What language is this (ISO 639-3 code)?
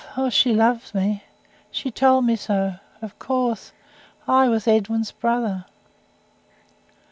eng